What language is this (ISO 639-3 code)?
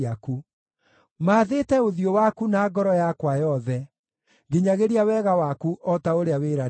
kik